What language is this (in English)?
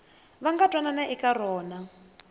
Tsonga